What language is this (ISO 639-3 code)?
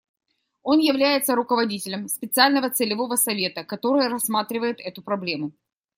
rus